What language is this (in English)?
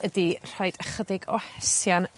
Welsh